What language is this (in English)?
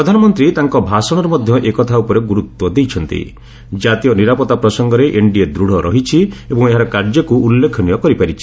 Odia